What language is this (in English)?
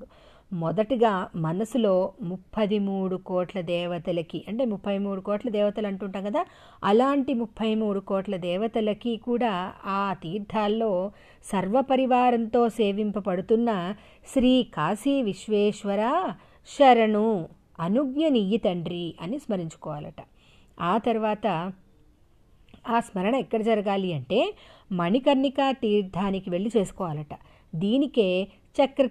Telugu